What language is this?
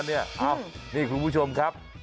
Thai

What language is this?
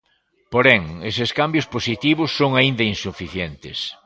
Galician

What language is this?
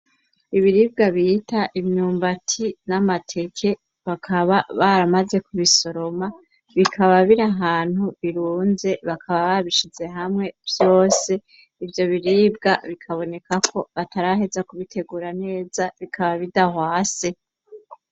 Rundi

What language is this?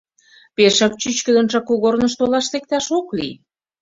Mari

